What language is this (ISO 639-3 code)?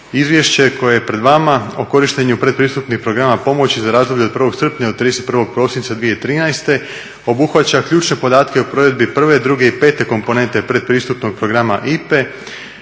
hrv